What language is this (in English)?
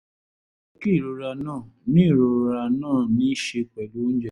Yoruba